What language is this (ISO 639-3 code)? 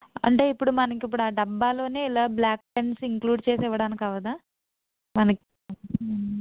tel